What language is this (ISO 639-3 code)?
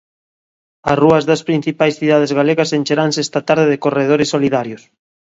glg